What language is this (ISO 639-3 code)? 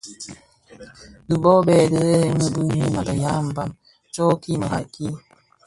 ksf